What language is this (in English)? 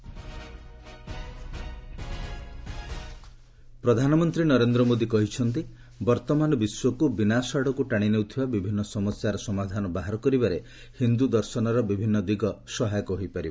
Odia